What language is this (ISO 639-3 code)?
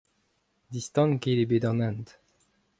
bre